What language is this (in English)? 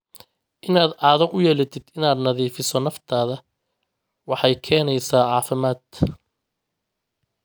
Somali